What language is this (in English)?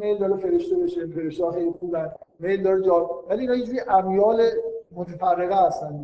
Persian